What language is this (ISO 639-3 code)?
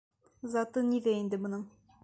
bak